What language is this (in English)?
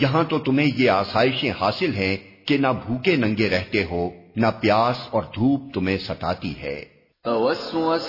Urdu